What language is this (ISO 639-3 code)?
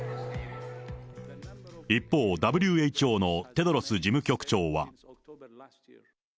jpn